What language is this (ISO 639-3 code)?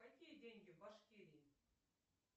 rus